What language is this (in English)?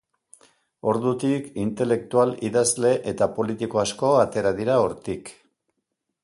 Basque